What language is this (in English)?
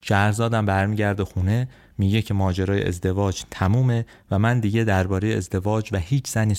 Persian